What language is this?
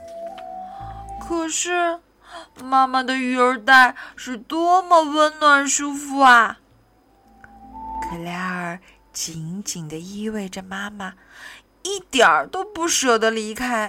Chinese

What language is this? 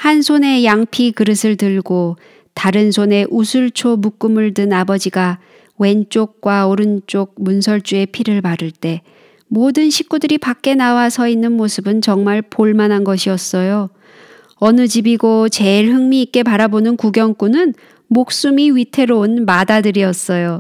Korean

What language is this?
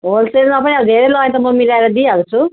Nepali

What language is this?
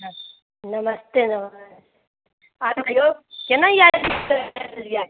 Maithili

